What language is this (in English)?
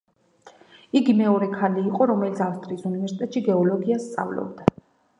Georgian